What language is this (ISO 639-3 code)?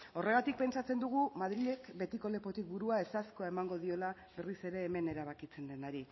eus